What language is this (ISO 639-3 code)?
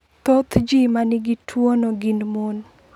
luo